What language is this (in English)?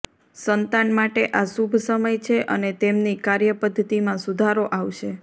Gujarati